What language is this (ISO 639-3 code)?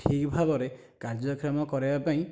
ori